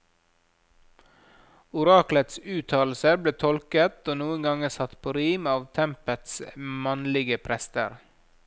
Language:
Norwegian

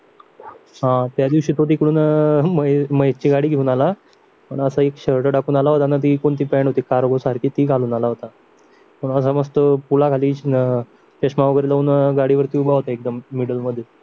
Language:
Marathi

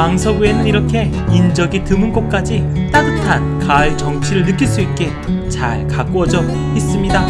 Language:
Korean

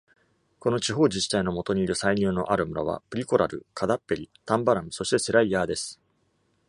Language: Japanese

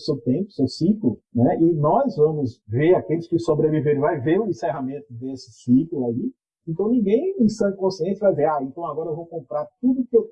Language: Portuguese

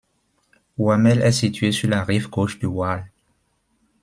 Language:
French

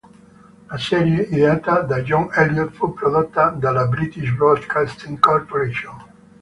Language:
Italian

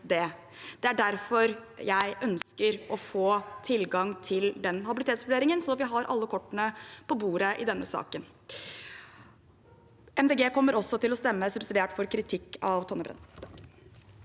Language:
Norwegian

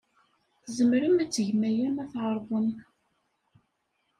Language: Kabyle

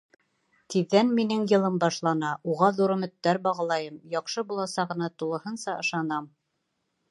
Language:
Bashkir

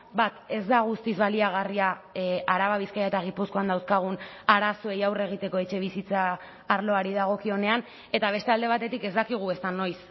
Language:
Basque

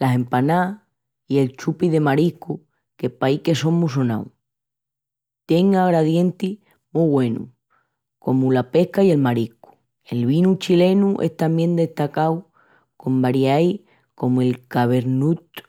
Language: Extremaduran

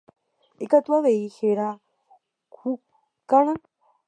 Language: Guarani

